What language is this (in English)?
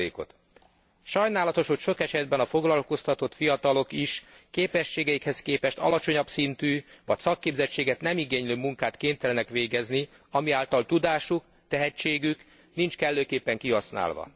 Hungarian